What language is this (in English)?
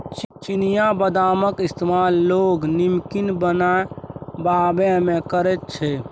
Maithili